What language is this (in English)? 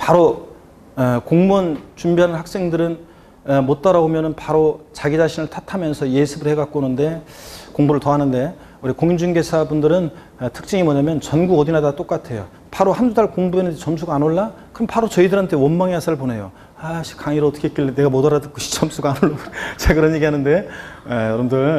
Korean